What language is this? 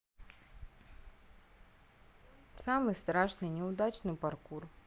Russian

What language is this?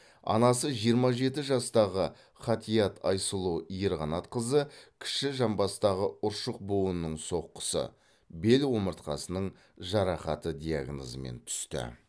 Kazakh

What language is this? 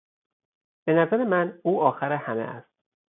Persian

